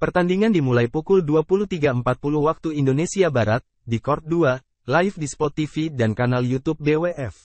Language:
Indonesian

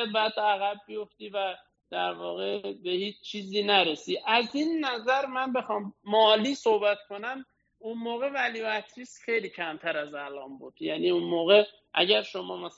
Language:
Persian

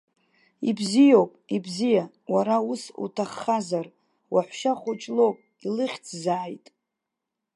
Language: Abkhazian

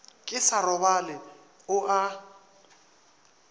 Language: Northern Sotho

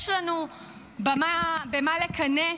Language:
Hebrew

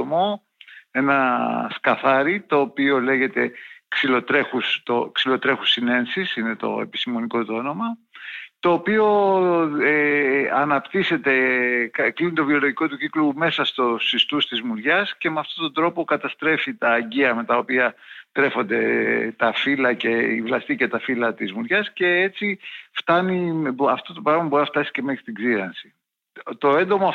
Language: Greek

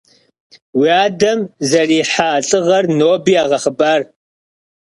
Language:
Kabardian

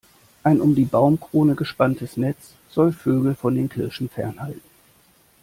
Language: German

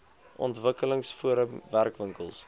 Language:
Afrikaans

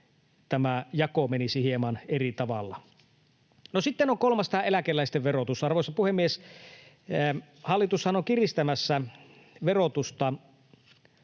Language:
Finnish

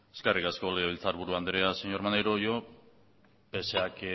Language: Basque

